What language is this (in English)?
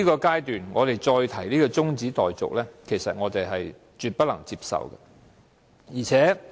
Cantonese